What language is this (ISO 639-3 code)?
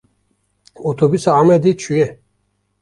kur